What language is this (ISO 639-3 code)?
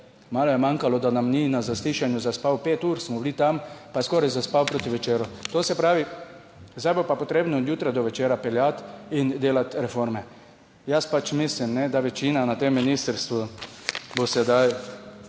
slv